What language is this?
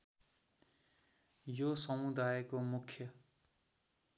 Nepali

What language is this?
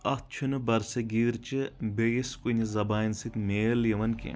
Kashmiri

